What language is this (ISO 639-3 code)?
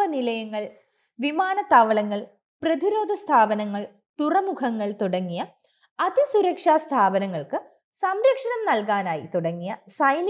mal